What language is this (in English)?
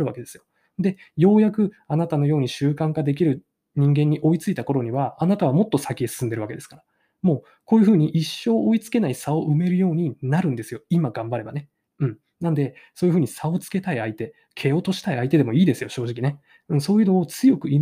Japanese